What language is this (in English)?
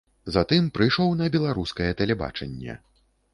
Belarusian